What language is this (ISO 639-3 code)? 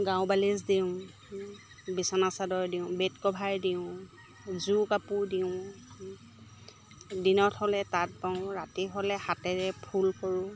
asm